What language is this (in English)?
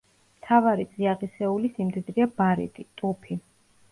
Georgian